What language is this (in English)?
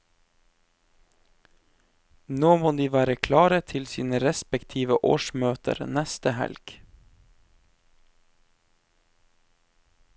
Norwegian